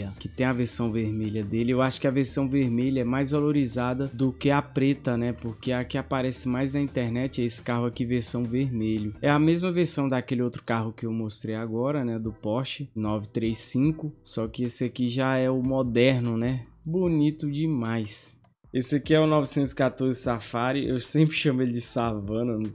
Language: Portuguese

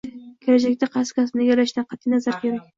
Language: Uzbek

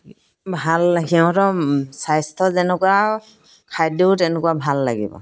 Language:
Assamese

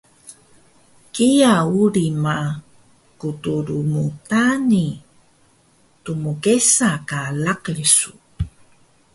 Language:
Taroko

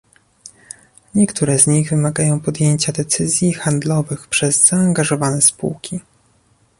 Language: Polish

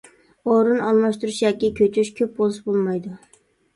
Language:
Uyghur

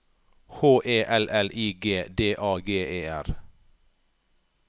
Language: Norwegian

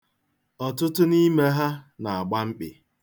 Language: Igbo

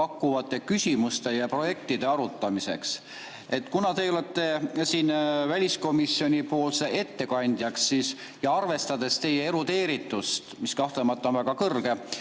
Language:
Estonian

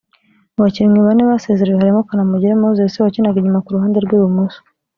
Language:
Kinyarwanda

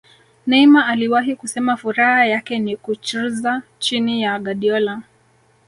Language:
Swahili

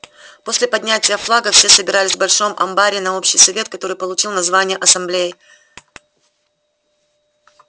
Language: Russian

